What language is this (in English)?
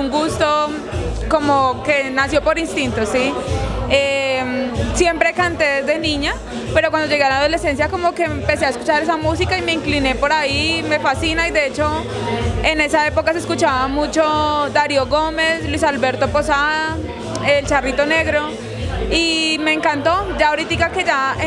Spanish